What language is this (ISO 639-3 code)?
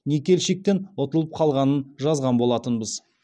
kaz